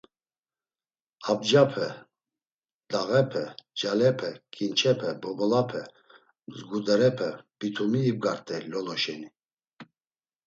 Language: Laz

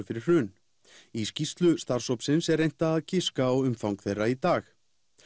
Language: Icelandic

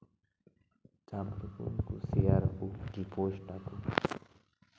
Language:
Santali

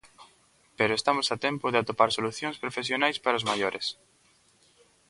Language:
Galician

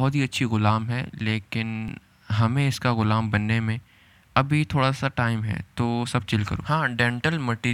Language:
Urdu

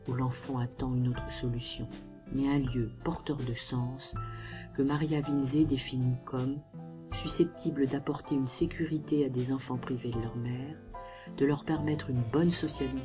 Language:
French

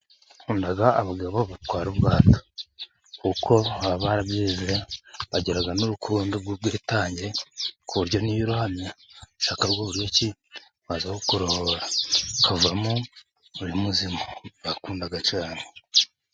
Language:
Kinyarwanda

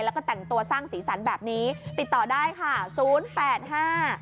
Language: Thai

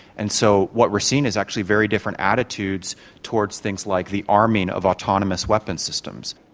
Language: English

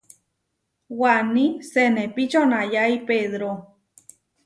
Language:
Huarijio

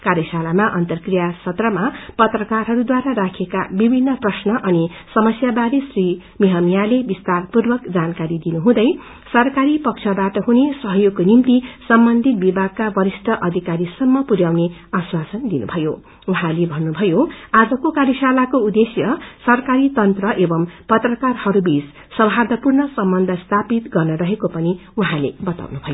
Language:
Nepali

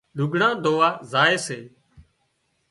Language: Wadiyara Koli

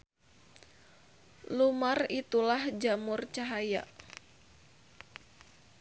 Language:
Sundanese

